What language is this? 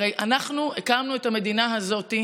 Hebrew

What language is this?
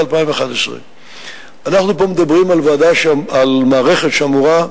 Hebrew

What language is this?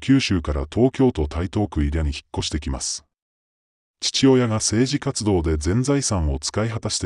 Japanese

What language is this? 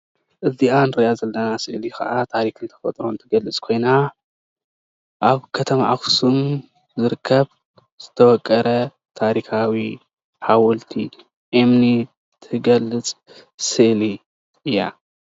Tigrinya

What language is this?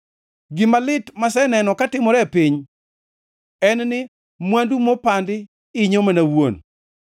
Luo (Kenya and Tanzania)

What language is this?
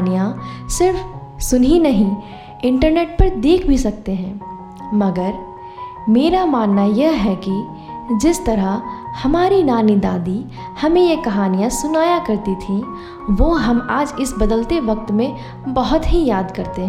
Hindi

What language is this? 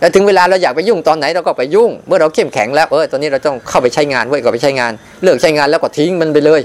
Thai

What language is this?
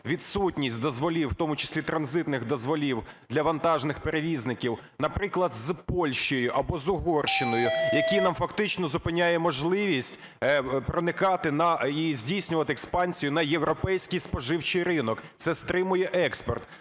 Ukrainian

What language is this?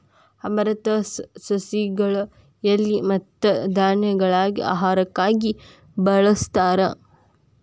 Kannada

